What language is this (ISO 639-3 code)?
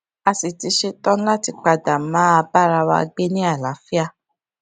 yor